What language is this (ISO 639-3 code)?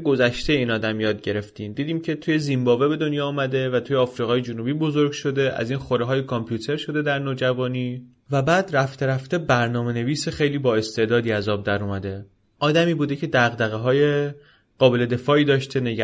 fas